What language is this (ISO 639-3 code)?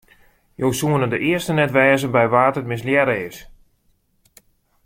fry